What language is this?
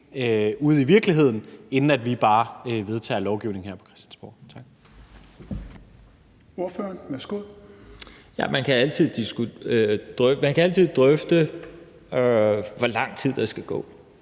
Danish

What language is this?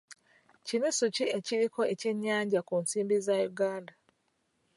Ganda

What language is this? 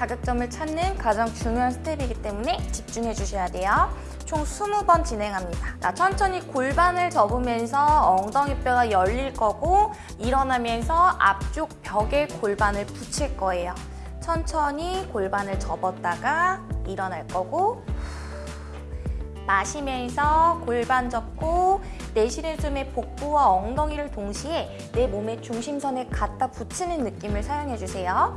Korean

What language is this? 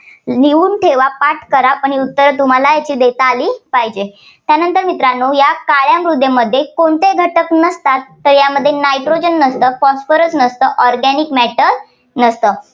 Marathi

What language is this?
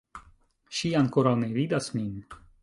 Esperanto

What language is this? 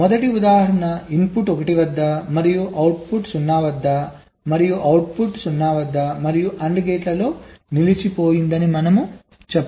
Telugu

